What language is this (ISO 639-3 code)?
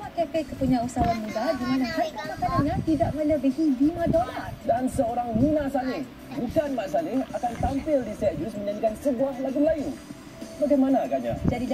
msa